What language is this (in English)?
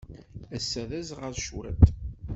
Kabyle